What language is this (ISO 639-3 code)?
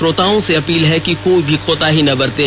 hin